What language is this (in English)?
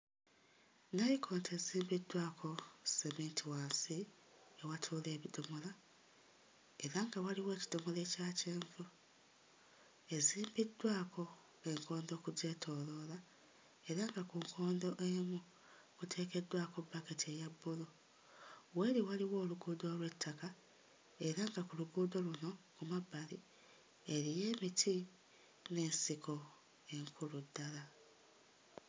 Ganda